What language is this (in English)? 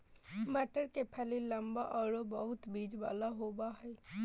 Magahi